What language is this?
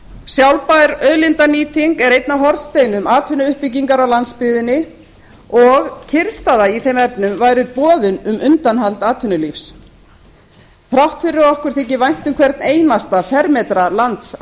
Icelandic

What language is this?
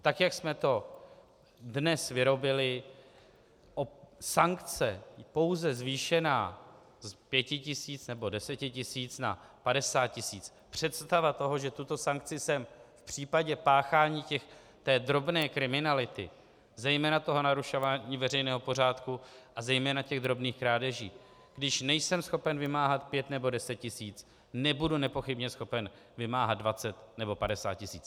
Czech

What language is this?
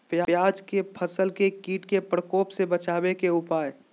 Magahi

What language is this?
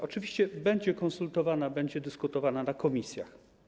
Polish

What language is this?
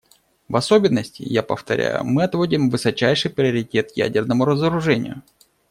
Russian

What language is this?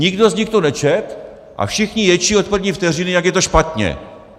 Czech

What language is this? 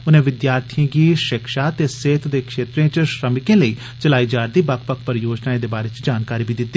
Dogri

